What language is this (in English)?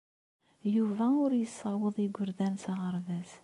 Kabyle